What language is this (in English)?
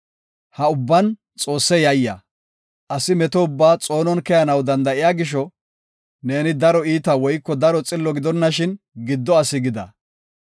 Gofa